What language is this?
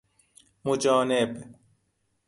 Persian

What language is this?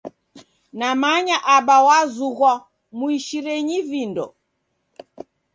Taita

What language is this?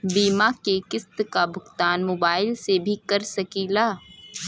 Bhojpuri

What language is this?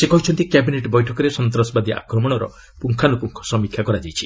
Odia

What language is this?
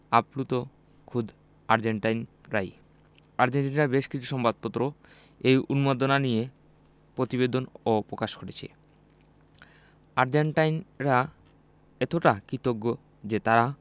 Bangla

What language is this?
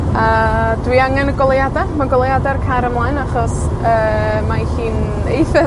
Welsh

